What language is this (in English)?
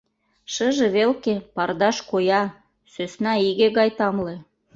Mari